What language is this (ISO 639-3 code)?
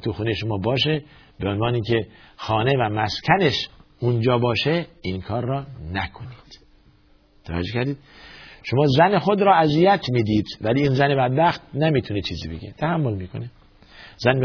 fas